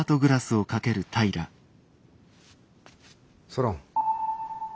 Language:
Japanese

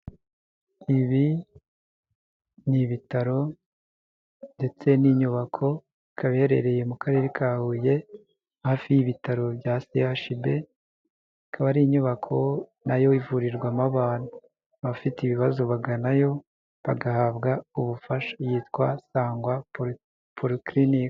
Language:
Kinyarwanda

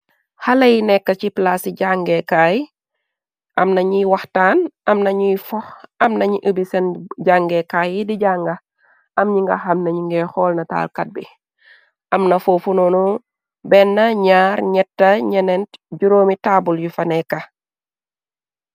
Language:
Wolof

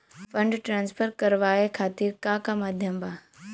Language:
Bhojpuri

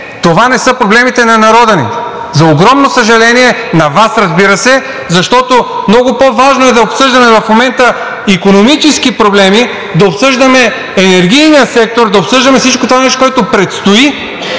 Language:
Bulgarian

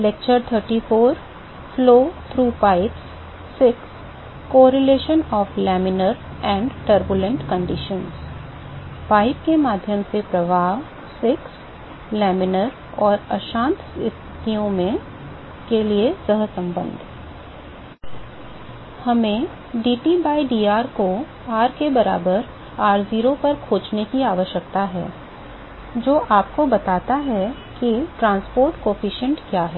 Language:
Hindi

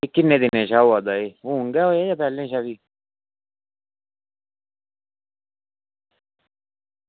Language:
Dogri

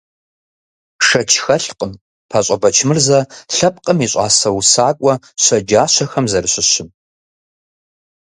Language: Kabardian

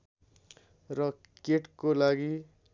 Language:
Nepali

